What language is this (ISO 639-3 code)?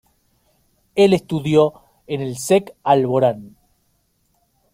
spa